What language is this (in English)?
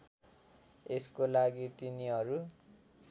Nepali